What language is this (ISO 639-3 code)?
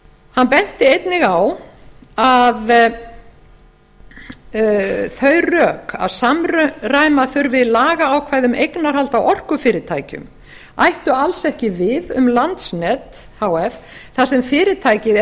isl